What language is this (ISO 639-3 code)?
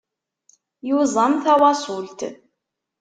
kab